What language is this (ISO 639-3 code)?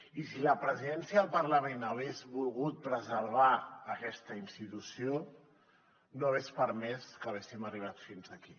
cat